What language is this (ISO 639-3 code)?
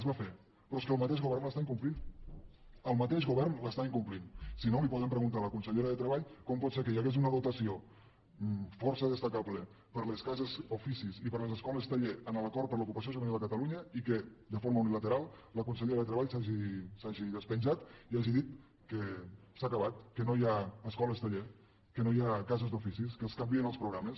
cat